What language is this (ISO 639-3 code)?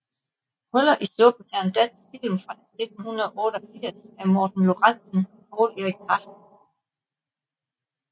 dan